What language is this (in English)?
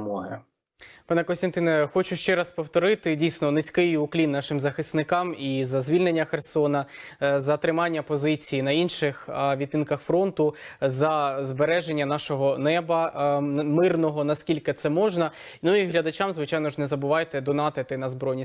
Ukrainian